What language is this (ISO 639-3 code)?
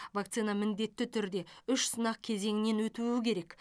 kaz